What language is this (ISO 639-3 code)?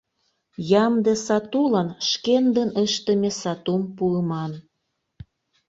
chm